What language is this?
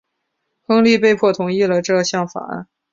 Chinese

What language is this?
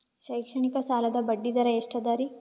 Kannada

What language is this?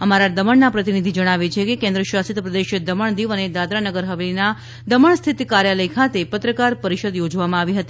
Gujarati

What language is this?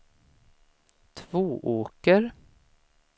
Swedish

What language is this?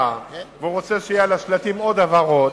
Hebrew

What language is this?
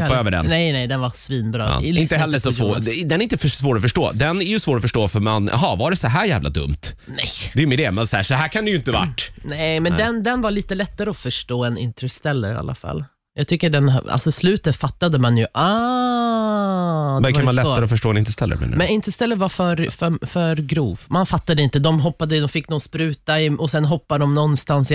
Swedish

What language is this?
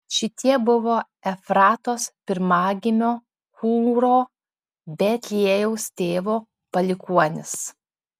Lithuanian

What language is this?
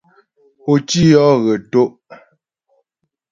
Ghomala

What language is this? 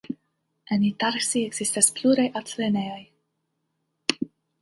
Esperanto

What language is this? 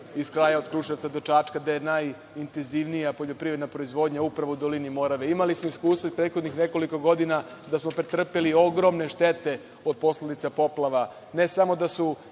Serbian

